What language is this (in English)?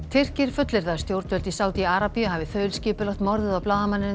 Icelandic